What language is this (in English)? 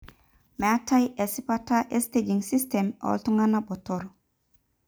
Masai